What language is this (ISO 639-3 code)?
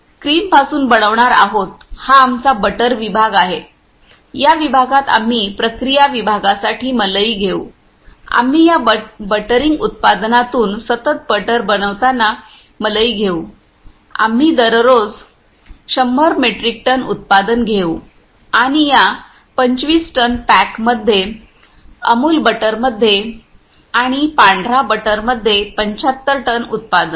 mar